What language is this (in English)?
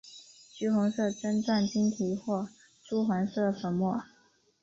Chinese